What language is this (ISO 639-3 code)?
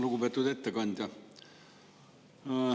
est